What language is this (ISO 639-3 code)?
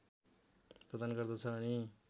nep